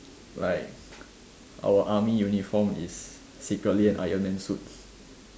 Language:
English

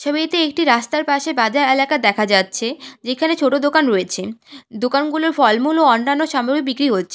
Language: Bangla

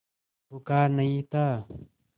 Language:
Hindi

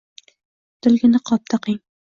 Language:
Uzbek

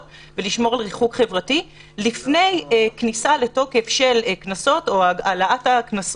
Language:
Hebrew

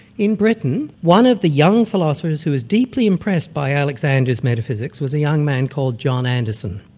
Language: English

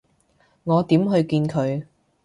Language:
Cantonese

